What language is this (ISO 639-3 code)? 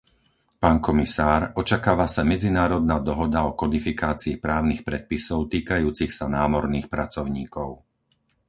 slk